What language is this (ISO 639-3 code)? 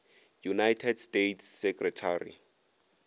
nso